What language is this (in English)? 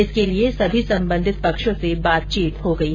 Hindi